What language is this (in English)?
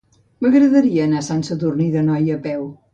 Catalan